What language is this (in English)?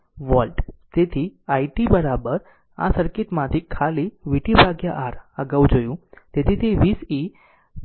Gujarati